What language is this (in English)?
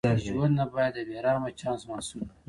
Pashto